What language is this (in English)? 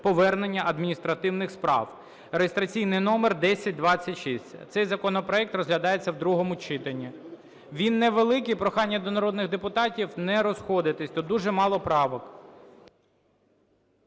Ukrainian